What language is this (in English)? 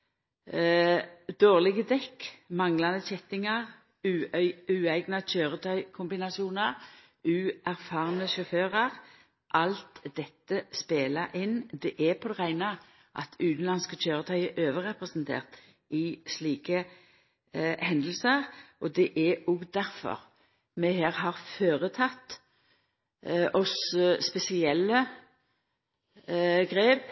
Norwegian Nynorsk